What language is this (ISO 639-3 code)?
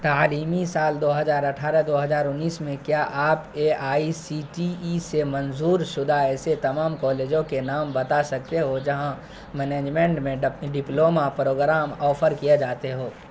urd